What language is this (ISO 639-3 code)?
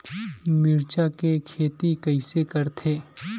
hne